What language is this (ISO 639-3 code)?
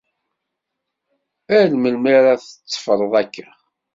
kab